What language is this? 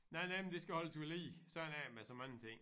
Danish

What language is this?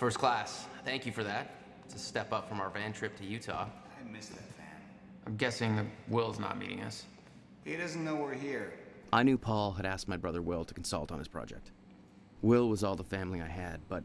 English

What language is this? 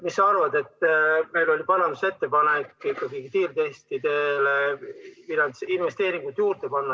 Estonian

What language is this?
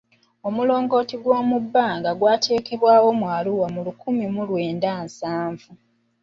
Ganda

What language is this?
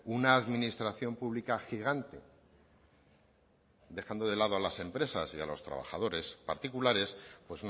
Spanish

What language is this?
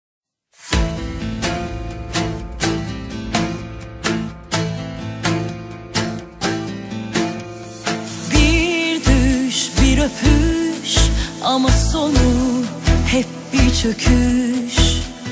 Turkish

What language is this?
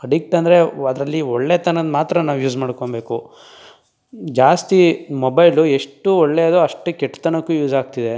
Kannada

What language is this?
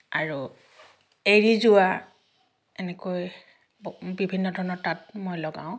Assamese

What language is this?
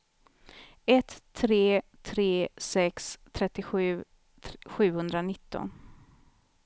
Swedish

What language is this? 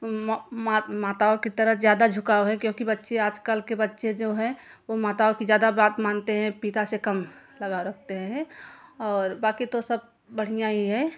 Hindi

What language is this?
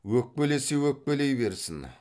Kazakh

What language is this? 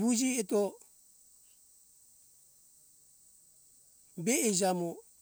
Hunjara-Kaina Ke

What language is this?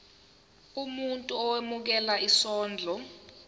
Zulu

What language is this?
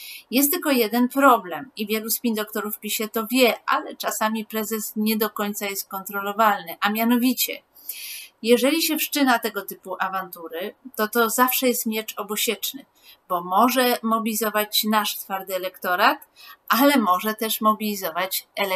Polish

